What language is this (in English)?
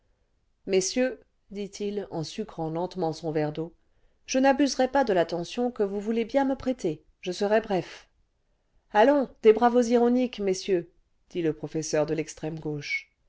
French